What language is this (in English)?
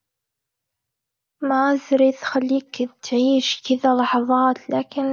Gulf Arabic